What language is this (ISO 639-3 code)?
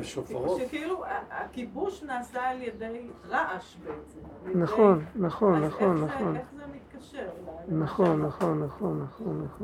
heb